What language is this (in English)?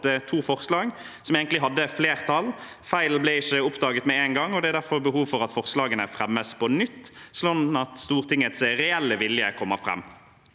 Norwegian